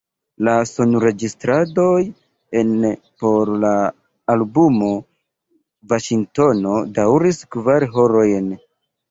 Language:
Esperanto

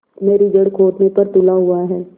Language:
Hindi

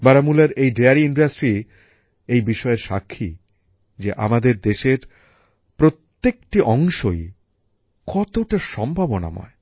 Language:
Bangla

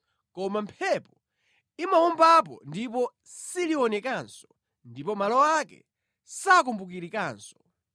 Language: Nyanja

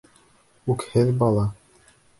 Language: Bashkir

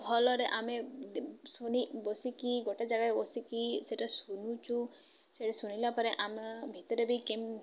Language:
Odia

